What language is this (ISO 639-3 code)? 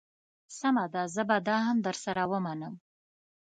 pus